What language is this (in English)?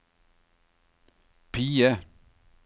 Norwegian